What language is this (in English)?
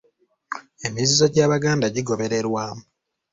Ganda